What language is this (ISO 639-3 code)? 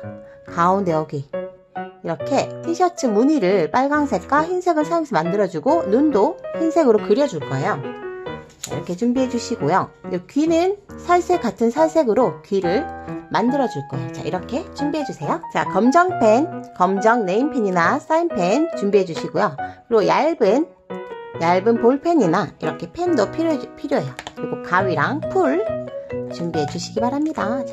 kor